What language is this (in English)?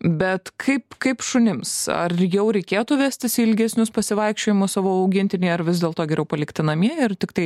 Lithuanian